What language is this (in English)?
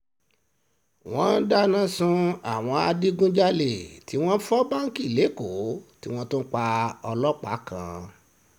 Yoruba